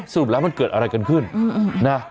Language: Thai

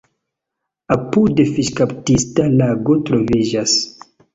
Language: Esperanto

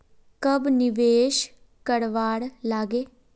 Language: Magahi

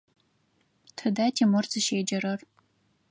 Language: Adyghe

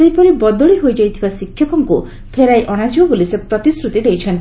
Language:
Odia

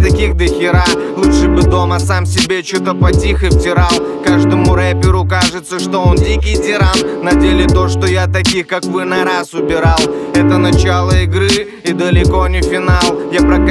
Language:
Russian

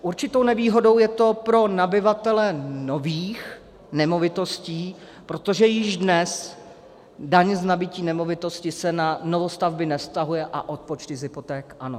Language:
Czech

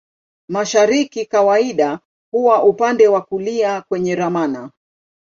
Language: Swahili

